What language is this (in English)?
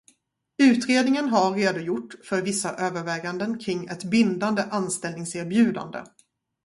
Swedish